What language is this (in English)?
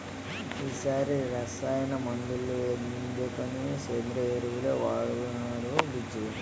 Telugu